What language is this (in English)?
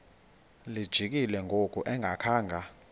Xhosa